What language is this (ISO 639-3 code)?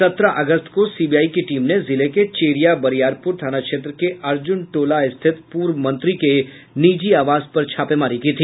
hin